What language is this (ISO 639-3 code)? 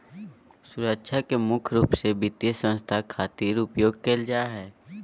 mag